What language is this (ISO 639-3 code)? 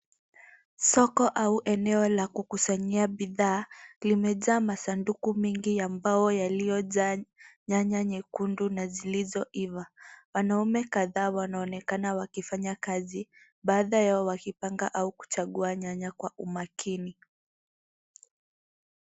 swa